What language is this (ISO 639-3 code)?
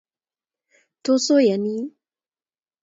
kln